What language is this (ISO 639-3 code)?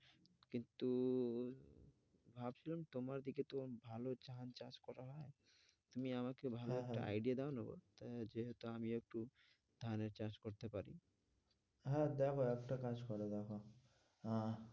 ben